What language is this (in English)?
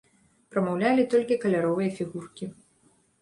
Belarusian